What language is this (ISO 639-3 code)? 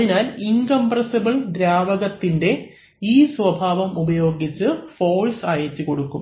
mal